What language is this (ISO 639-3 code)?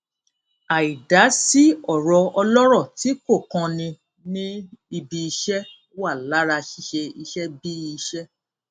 yor